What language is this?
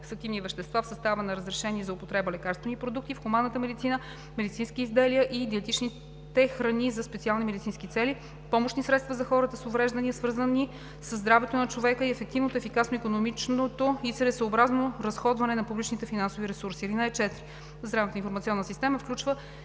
Bulgarian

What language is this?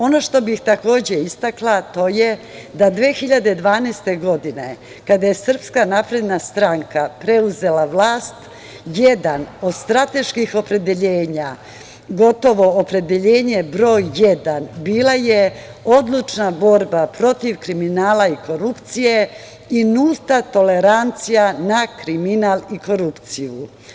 Serbian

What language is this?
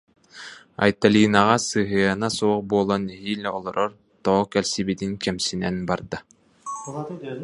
Yakut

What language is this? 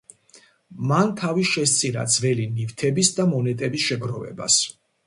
Georgian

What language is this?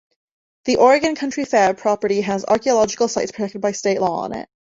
English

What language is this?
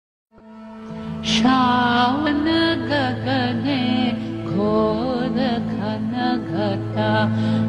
Thai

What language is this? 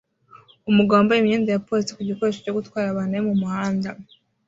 Kinyarwanda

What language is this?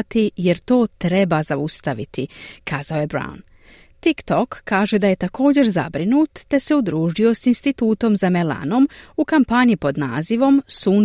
Croatian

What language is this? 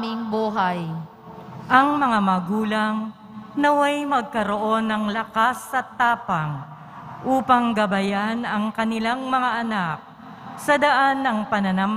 Filipino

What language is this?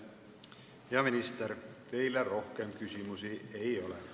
Estonian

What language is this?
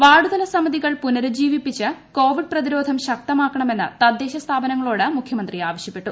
Malayalam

